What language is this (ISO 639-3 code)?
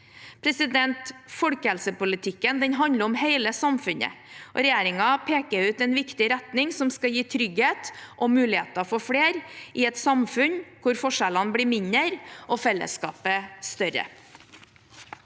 nor